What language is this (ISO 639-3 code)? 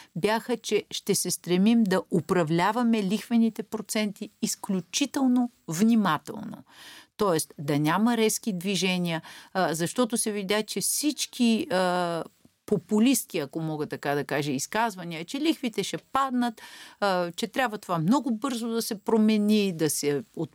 bul